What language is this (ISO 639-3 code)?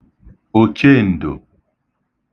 ibo